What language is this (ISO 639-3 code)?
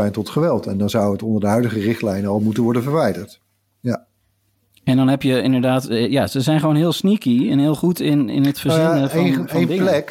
nld